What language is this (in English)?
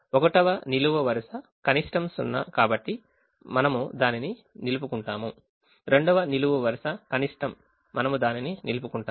Telugu